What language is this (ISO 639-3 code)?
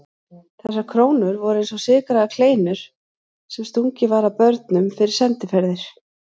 isl